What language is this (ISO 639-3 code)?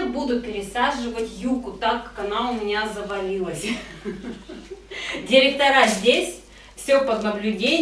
rus